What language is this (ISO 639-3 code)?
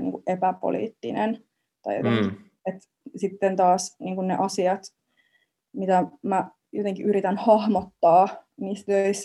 fin